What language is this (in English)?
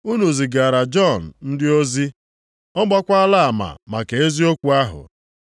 Igbo